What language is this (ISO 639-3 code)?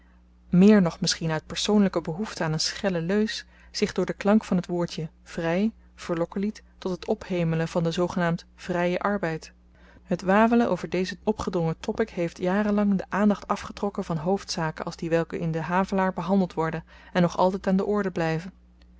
nld